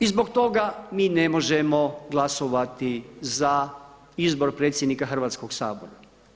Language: Croatian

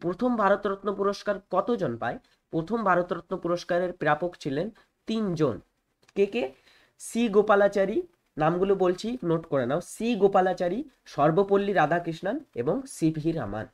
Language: Hindi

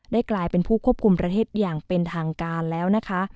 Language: Thai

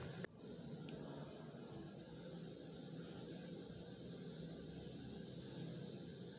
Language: Chhattisgarhi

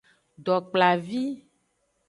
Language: Aja (Benin)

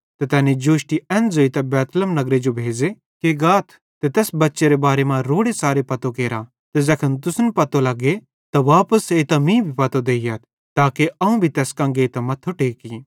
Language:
Bhadrawahi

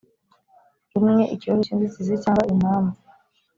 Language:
Kinyarwanda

